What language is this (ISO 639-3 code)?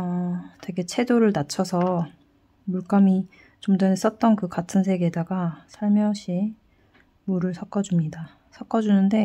kor